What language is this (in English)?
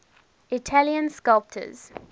English